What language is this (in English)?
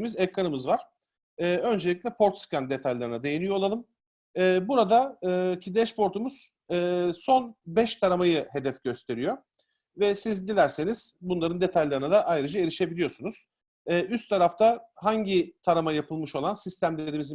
Turkish